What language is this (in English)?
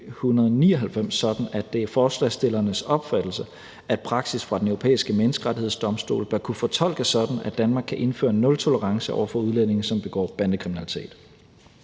Danish